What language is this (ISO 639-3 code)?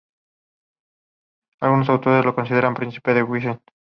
spa